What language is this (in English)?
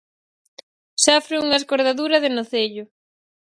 Galician